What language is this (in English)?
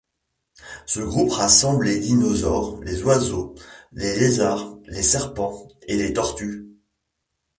French